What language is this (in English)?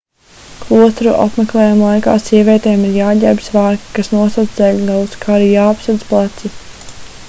Latvian